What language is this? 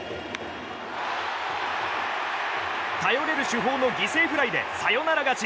Japanese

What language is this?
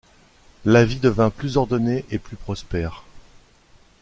French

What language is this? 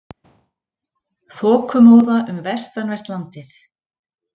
Icelandic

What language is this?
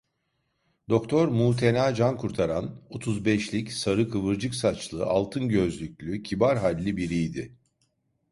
Turkish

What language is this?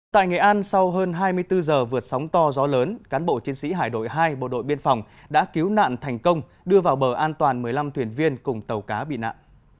Vietnamese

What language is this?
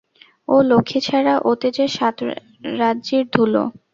Bangla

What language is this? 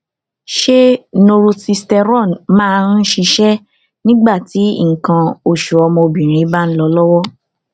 Yoruba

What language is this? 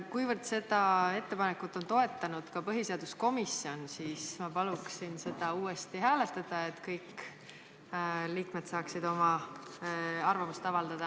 Estonian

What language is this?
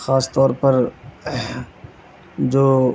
Urdu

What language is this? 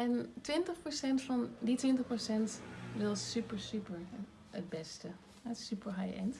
Dutch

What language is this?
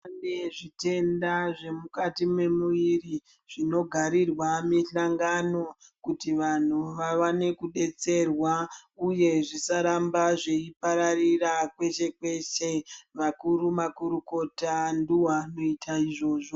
Ndau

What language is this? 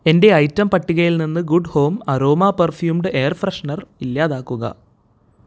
Malayalam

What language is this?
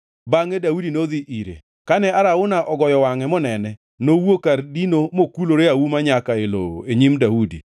Luo (Kenya and Tanzania)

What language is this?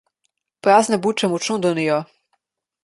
Slovenian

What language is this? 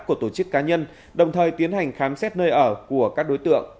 Vietnamese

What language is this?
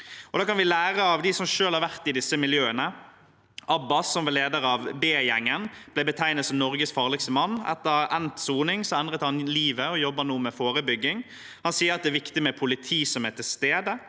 Norwegian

